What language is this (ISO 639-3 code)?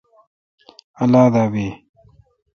xka